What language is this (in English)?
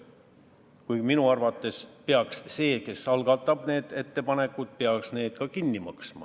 Estonian